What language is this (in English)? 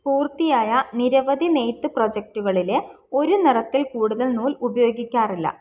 Malayalam